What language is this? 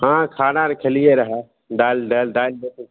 Maithili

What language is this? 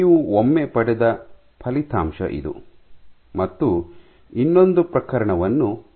Kannada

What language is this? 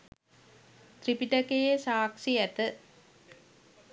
Sinhala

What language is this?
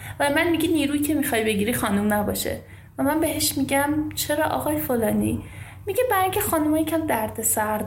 Persian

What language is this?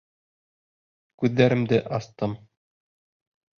Bashkir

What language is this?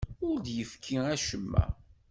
Kabyle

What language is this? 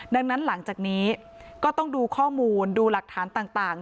Thai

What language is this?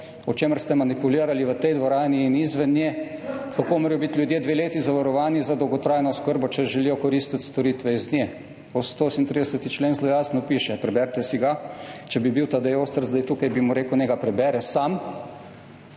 Slovenian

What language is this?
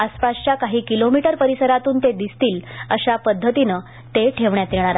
Marathi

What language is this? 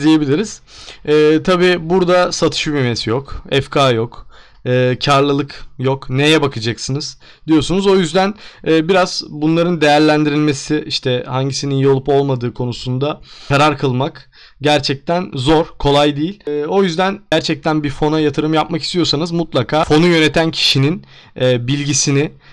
Turkish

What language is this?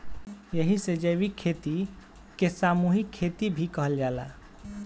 Bhojpuri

